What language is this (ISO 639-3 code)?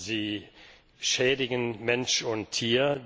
deu